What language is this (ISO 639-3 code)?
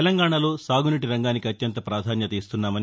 tel